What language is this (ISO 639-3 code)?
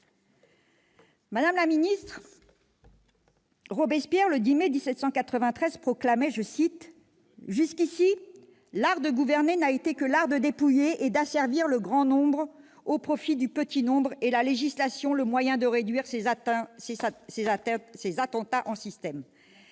fra